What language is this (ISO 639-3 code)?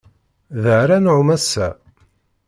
kab